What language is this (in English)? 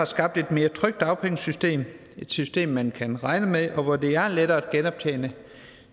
Danish